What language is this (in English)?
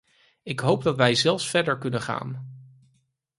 Dutch